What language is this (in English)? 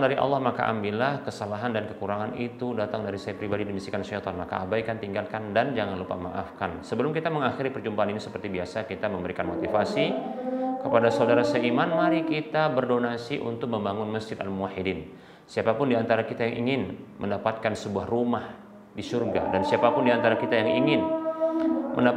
Indonesian